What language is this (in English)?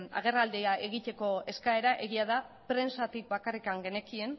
Basque